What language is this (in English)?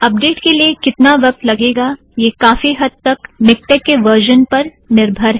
Hindi